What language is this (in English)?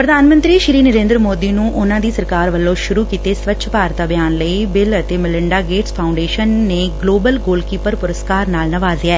Punjabi